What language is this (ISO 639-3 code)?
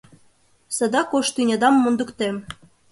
chm